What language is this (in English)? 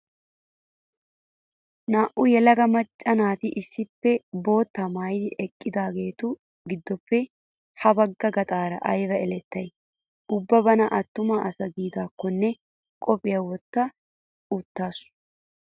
Wolaytta